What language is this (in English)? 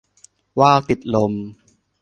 Thai